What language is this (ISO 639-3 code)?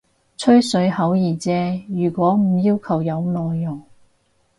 yue